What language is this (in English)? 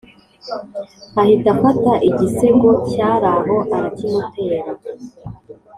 Kinyarwanda